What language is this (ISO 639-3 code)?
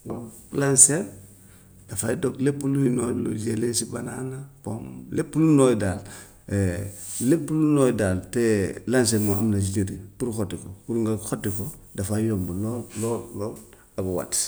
wof